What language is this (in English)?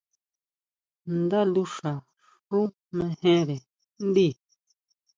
Huautla Mazatec